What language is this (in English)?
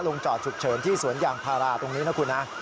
Thai